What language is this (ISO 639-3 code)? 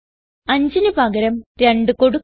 mal